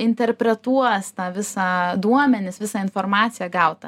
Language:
Lithuanian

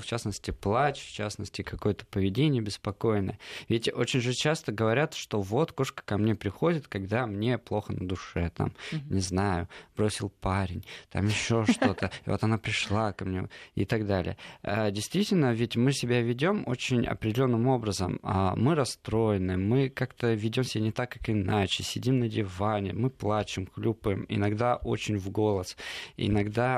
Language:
Russian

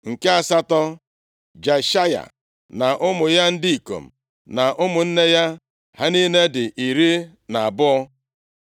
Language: Igbo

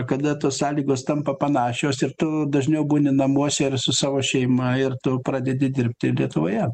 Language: Lithuanian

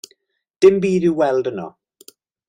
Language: Welsh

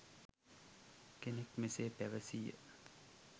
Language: Sinhala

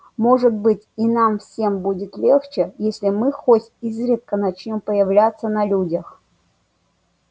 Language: Russian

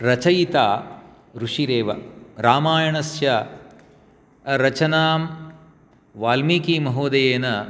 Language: Sanskrit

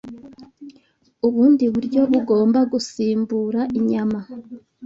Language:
Kinyarwanda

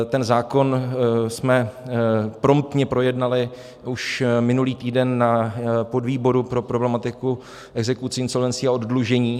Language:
Czech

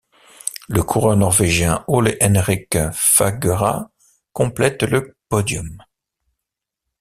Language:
French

